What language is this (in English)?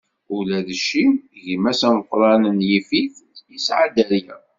Kabyle